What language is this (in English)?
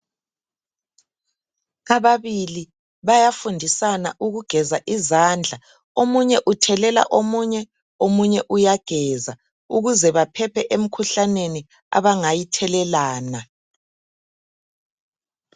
North Ndebele